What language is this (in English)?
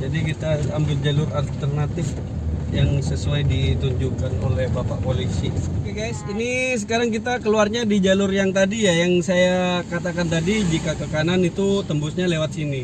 Indonesian